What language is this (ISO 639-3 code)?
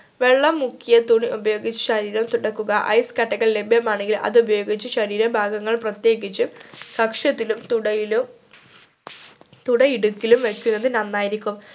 mal